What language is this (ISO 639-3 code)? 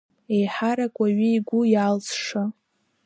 abk